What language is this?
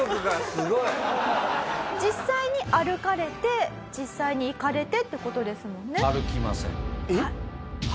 Japanese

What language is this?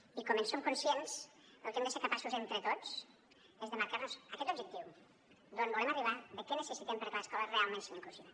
Catalan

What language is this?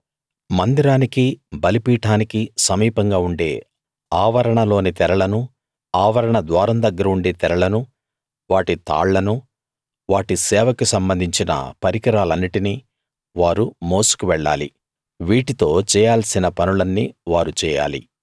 Telugu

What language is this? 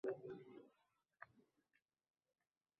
Uzbek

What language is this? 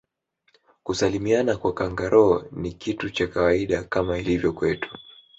Swahili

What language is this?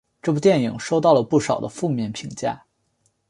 Chinese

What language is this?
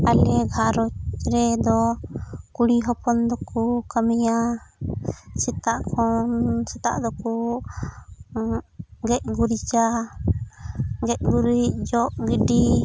Santali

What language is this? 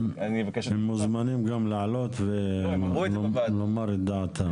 Hebrew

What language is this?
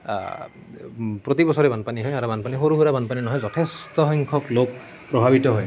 Assamese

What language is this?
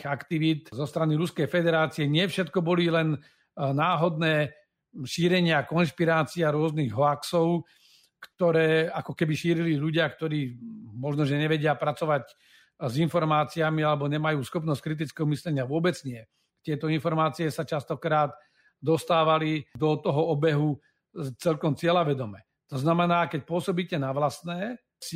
Slovak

